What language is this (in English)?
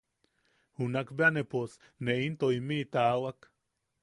Yaqui